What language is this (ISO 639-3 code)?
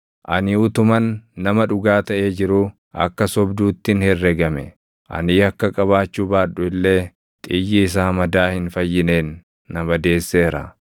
orm